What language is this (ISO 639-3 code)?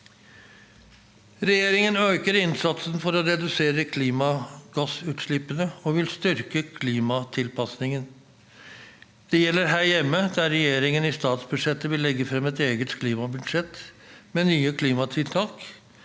nor